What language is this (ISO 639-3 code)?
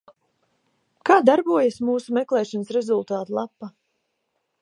lav